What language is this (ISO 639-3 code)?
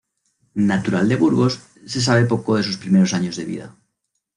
spa